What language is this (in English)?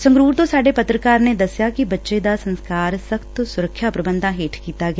Punjabi